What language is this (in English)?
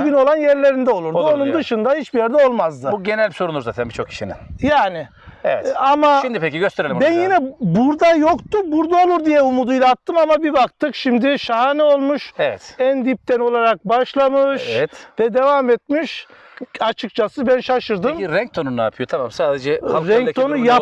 Turkish